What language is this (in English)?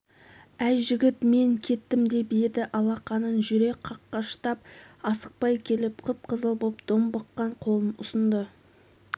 Kazakh